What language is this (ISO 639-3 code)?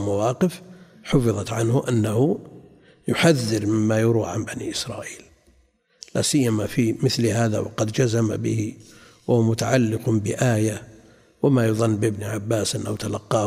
ara